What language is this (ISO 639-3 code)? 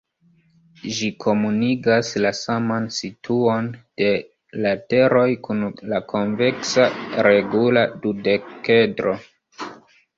epo